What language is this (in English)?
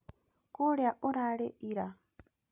Kikuyu